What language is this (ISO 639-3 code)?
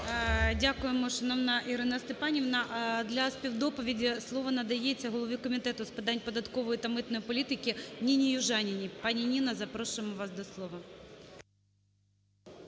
ukr